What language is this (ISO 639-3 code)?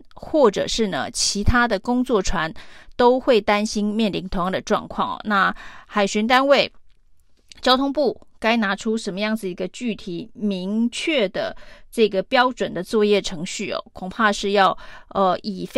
zho